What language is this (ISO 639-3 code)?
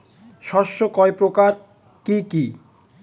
ben